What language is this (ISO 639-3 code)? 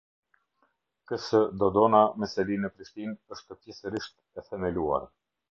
sqi